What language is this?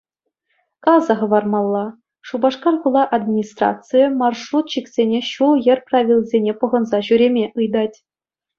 Chuvash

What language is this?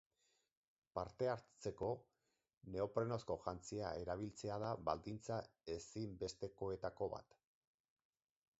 Basque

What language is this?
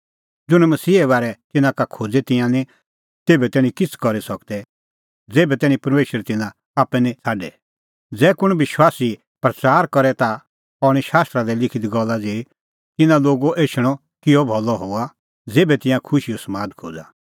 Kullu Pahari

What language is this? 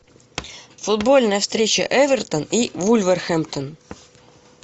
Russian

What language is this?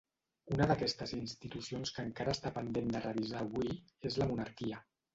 Catalan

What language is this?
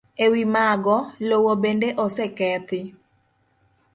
Luo (Kenya and Tanzania)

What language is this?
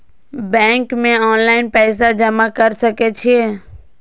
Maithili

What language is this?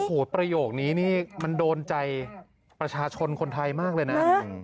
Thai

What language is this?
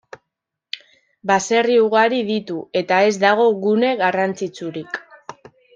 Basque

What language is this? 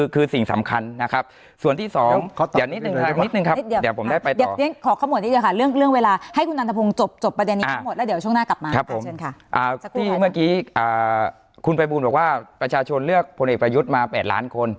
Thai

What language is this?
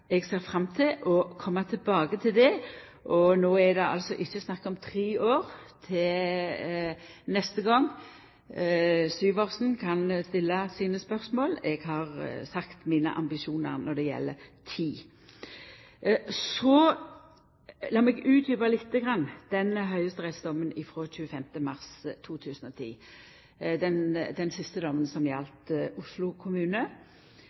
Norwegian Nynorsk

